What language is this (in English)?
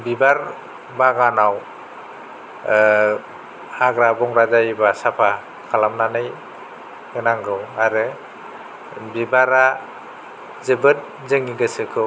Bodo